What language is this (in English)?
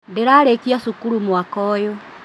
Kikuyu